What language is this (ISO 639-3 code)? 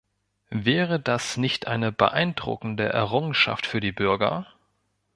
deu